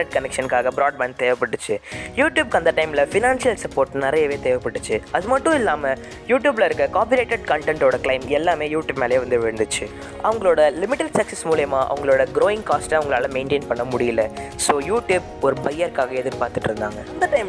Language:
English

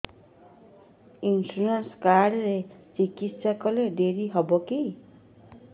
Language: Odia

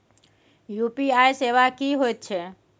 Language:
Maithili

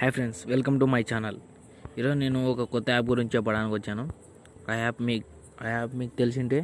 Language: Telugu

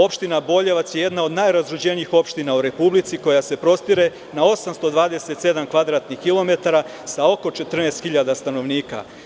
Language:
Serbian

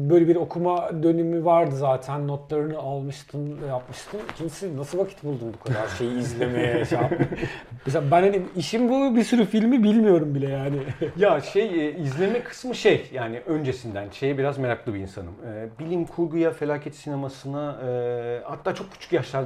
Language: Turkish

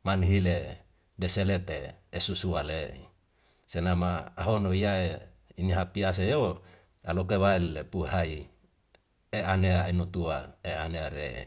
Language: Wemale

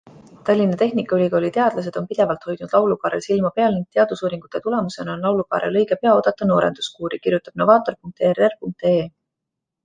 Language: Estonian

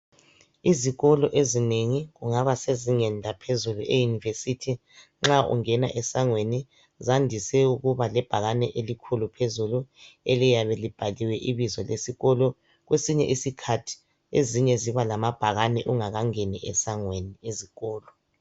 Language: North Ndebele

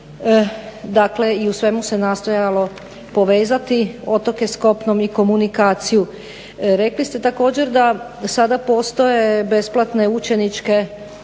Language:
Croatian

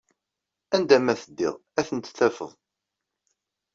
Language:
Kabyle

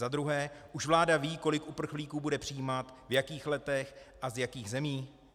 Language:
Czech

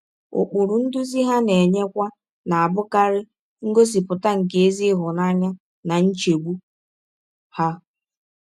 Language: Igbo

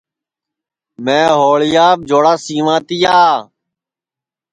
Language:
Sansi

